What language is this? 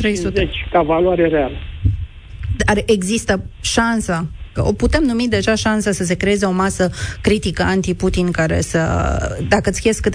Romanian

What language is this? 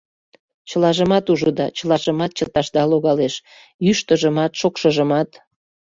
Mari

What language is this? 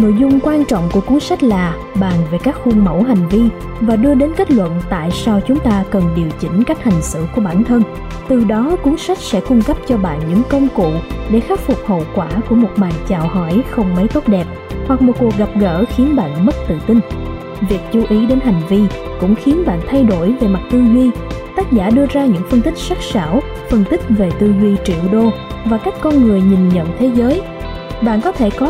Vietnamese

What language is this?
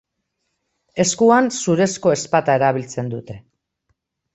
Basque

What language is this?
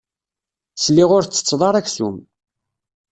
Kabyle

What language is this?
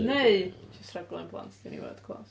Welsh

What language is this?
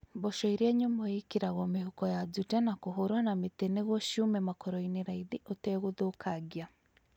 Kikuyu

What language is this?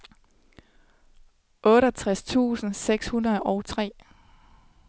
Danish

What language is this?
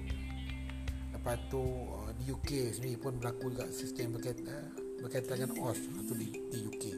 Malay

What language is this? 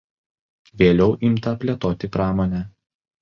Lithuanian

